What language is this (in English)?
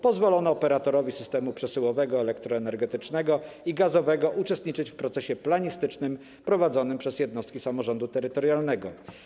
Polish